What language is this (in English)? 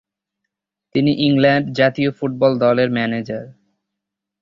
Bangla